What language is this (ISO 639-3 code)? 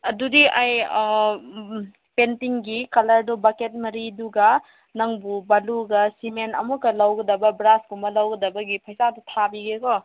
mni